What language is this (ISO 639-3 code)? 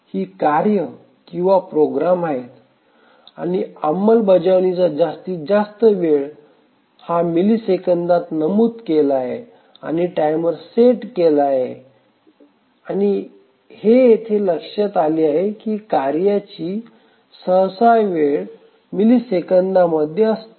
mar